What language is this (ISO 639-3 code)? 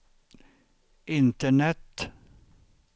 swe